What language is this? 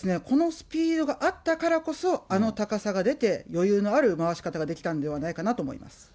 Japanese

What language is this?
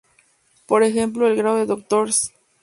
Spanish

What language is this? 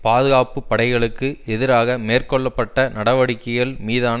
Tamil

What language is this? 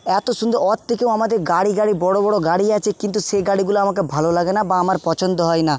Bangla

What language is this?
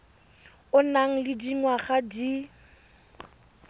Tswana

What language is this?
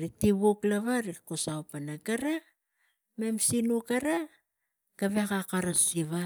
Tigak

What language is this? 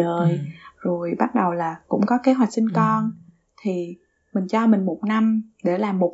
Vietnamese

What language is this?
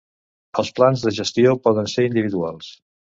Catalan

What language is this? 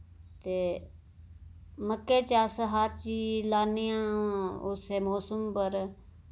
Dogri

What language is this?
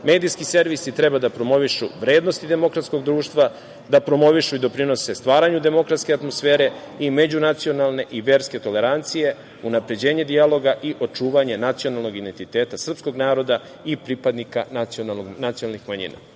Serbian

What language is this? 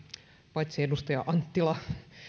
Finnish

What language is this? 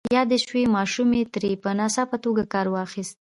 Pashto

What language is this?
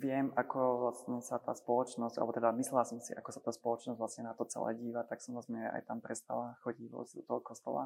Slovak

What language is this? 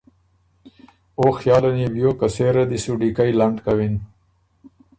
Ormuri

